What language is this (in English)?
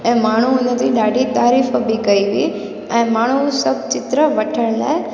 Sindhi